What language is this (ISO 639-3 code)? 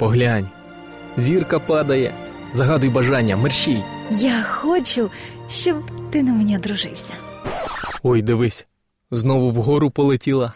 ukr